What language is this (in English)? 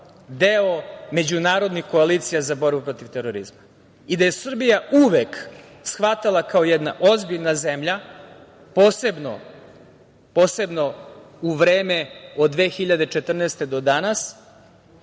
Serbian